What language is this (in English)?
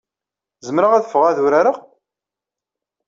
Kabyle